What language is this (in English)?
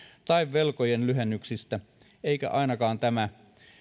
Finnish